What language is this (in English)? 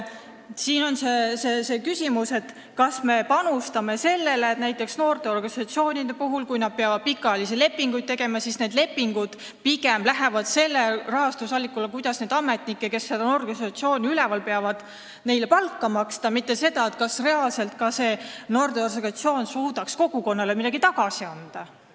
Estonian